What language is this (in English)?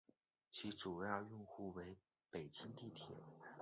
Chinese